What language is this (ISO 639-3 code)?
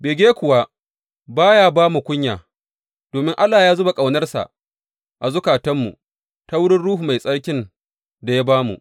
hau